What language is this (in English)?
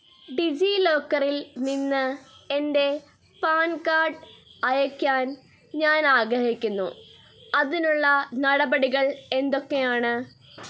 Malayalam